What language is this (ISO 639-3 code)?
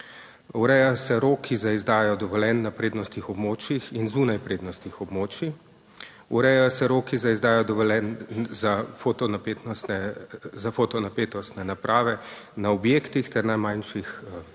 slv